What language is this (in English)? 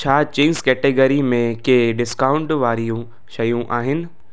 Sindhi